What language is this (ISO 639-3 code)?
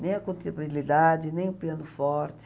por